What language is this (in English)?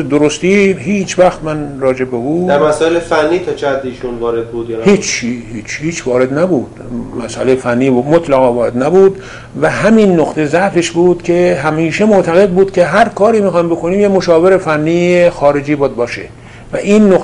Persian